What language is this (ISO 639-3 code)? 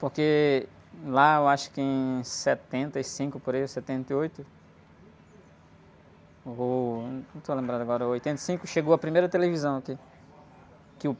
por